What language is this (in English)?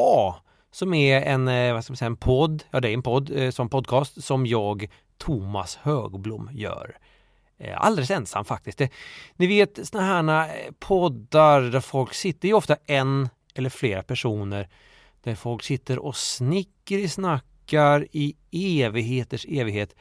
Swedish